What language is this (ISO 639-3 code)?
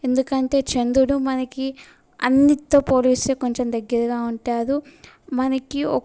tel